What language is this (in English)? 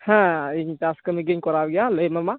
Santali